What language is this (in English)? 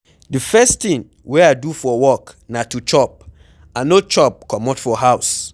Nigerian Pidgin